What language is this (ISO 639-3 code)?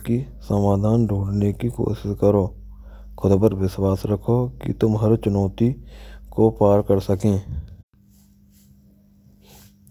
bra